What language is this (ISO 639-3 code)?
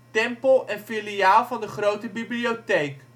nld